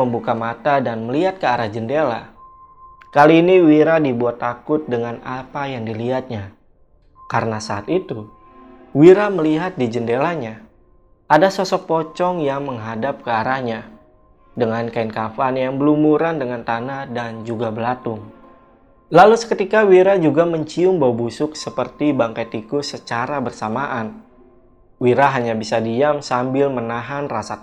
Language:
Indonesian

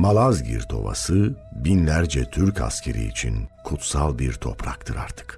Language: Turkish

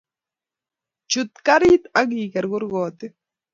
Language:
Kalenjin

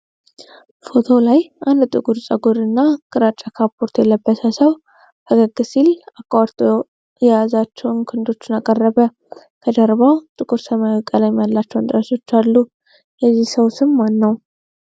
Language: Amharic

